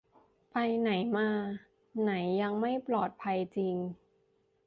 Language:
Thai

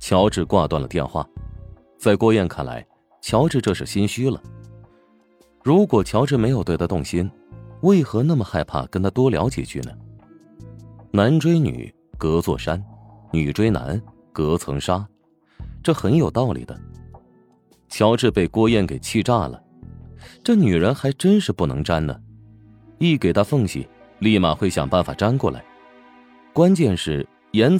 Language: Chinese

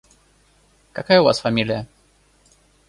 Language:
Russian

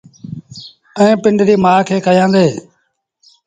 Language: Sindhi Bhil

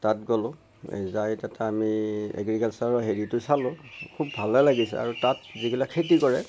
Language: Assamese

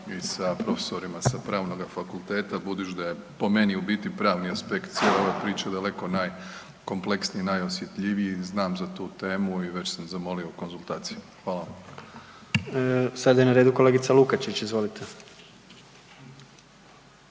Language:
Croatian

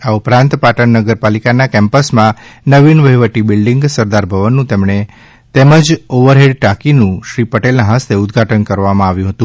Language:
Gujarati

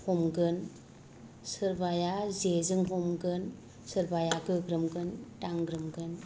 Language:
Bodo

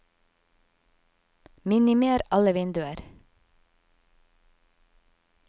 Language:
Norwegian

